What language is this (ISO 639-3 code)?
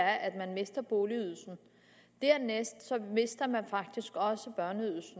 dan